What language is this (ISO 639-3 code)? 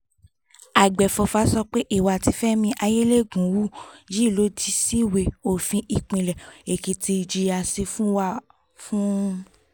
yor